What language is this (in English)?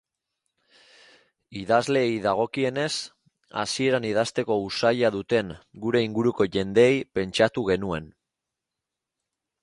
Basque